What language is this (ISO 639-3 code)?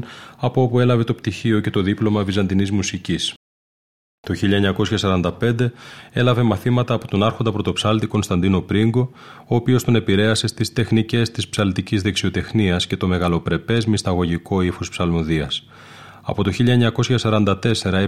ell